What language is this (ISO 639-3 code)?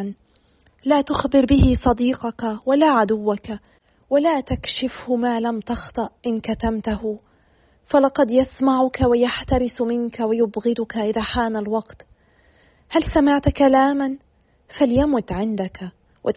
ara